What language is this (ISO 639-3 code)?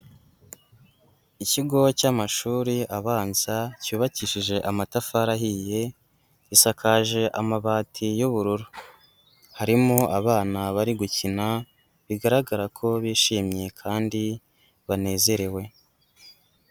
kin